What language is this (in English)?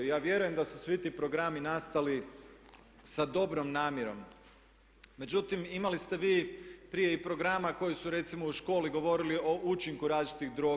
Croatian